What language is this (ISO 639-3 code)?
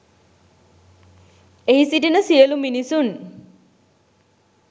sin